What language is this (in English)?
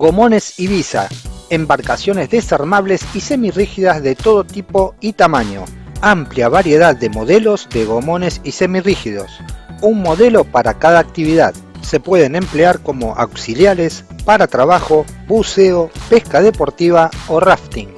Spanish